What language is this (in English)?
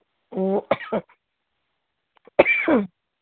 Manipuri